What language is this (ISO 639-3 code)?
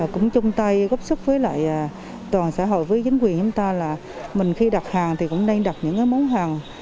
vie